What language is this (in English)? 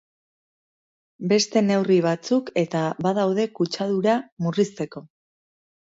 Basque